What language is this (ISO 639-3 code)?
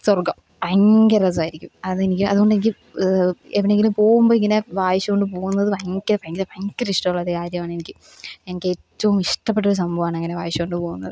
mal